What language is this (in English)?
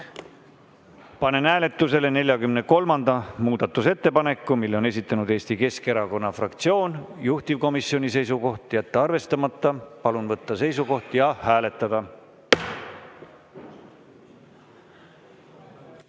Estonian